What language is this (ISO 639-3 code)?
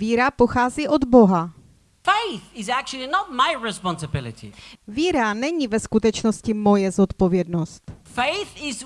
ces